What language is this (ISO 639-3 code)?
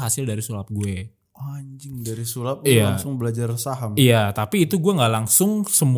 ind